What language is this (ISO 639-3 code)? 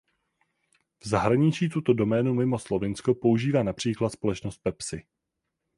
ces